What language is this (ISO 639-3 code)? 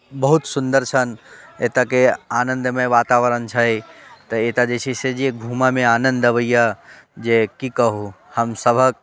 mai